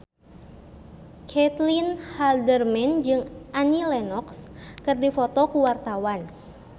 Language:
Sundanese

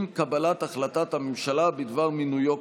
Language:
Hebrew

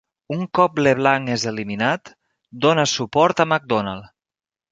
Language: Catalan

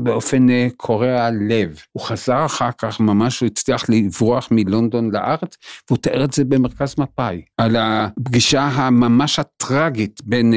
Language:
Hebrew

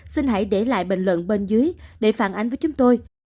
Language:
Vietnamese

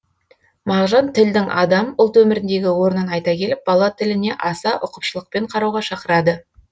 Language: Kazakh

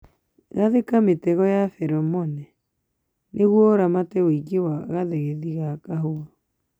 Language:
Kikuyu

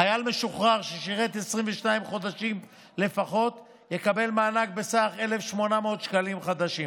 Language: Hebrew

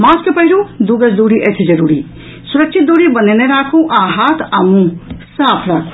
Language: Maithili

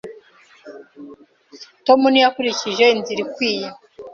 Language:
Kinyarwanda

